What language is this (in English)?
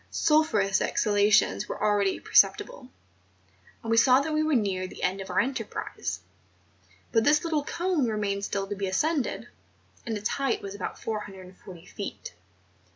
English